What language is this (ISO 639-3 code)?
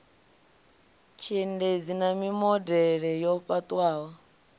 ven